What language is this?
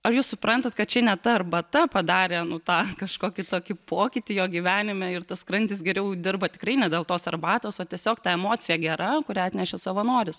Lithuanian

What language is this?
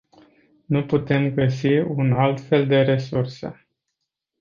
Romanian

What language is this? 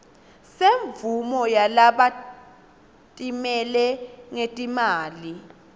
Swati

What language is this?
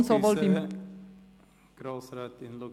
Swiss German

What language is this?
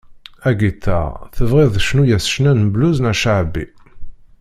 Kabyle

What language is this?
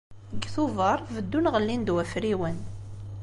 Kabyle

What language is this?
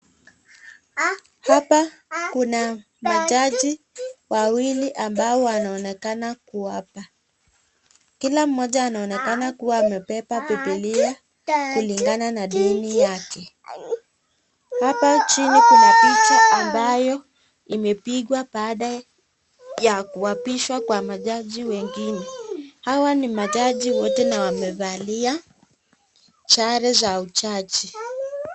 Swahili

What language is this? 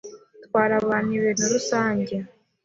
Kinyarwanda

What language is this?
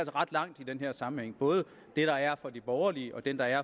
Danish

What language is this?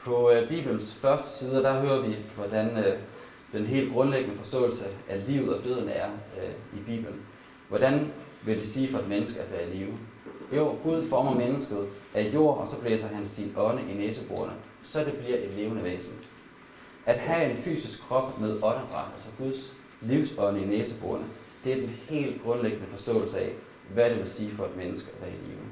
Danish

